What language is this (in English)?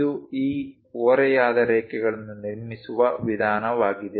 Kannada